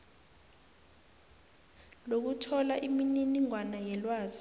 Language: South Ndebele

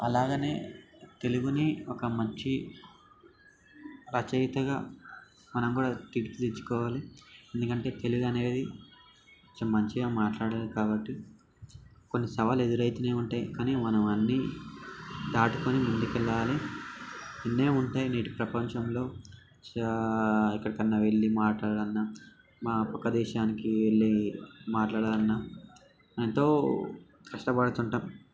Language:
Telugu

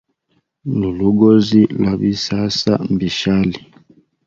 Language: Hemba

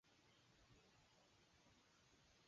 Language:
Chinese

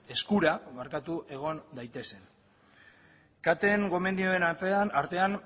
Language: Basque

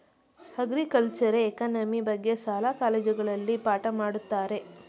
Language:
Kannada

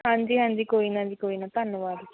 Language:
Punjabi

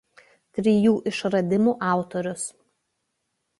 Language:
Lithuanian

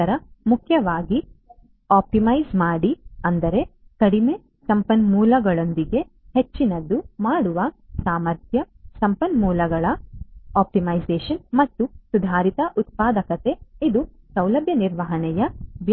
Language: Kannada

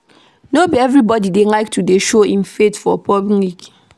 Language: Nigerian Pidgin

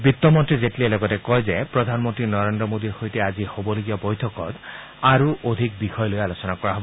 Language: Assamese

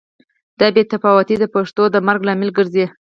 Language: Pashto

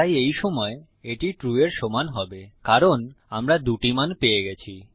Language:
Bangla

